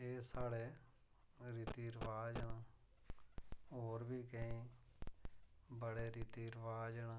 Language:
Dogri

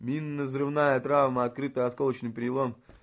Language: Russian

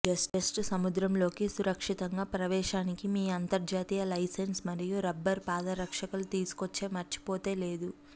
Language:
Telugu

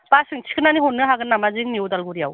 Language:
Bodo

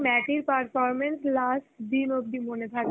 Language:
Bangla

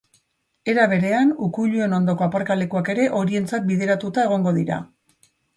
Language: Basque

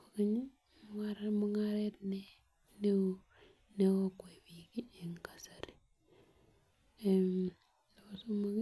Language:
Kalenjin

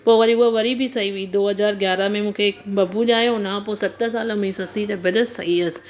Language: Sindhi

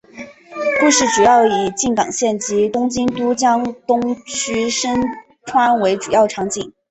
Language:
Chinese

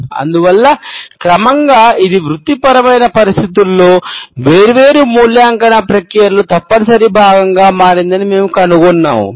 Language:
Telugu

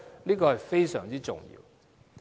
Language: Cantonese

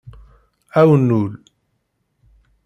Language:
Kabyle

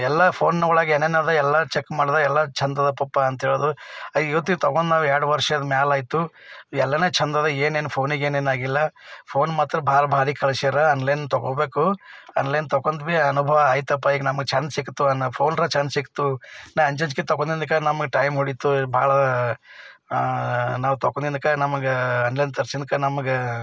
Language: Kannada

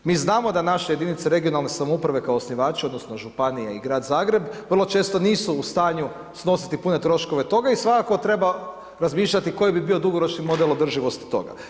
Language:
Croatian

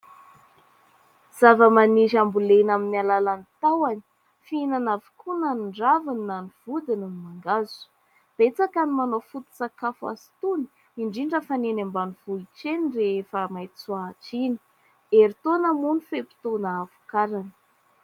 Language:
Malagasy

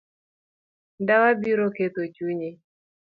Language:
Luo (Kenya and Tanzania)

